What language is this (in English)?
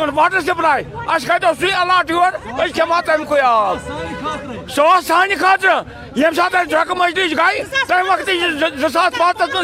Urdu